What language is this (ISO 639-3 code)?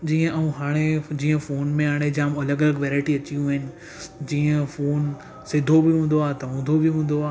snd